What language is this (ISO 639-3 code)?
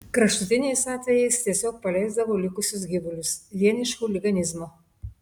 lit